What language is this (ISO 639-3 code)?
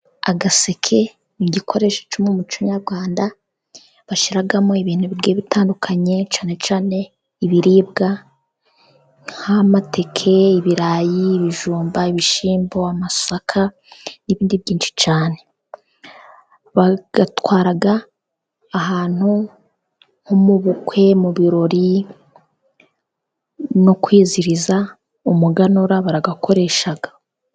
kin